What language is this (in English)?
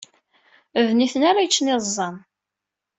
Kabyle